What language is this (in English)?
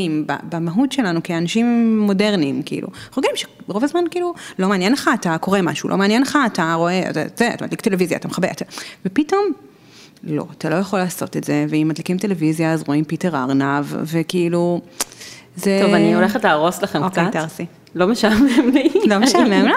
Hebrew